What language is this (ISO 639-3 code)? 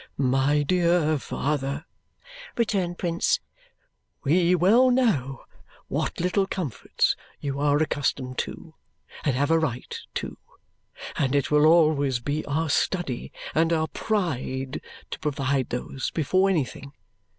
eng